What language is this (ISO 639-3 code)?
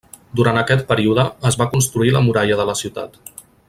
cat